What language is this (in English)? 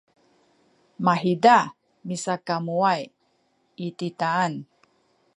Sakizaya